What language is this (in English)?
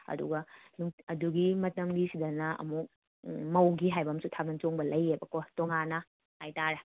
Manipuri